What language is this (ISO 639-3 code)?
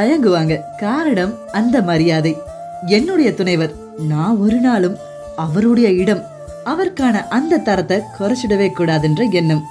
tam